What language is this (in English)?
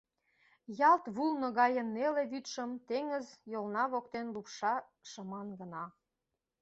Mari